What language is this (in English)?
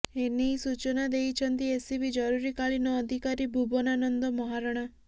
Odia